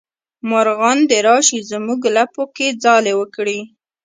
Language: Pashto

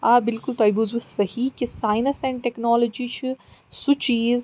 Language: Kashmiri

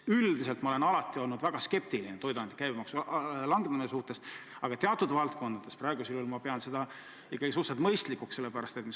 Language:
Estonian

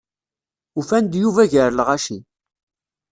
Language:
Kabyle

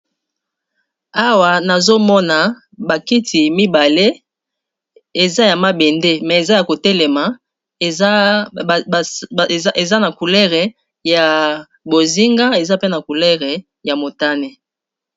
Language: Lingala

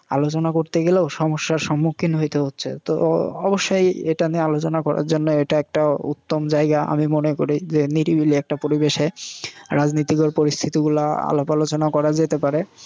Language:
Bangla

